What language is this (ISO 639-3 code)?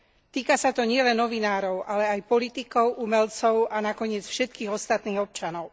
slk